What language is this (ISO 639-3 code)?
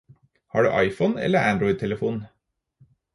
nob